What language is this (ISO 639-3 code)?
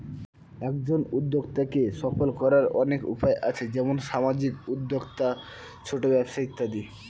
ben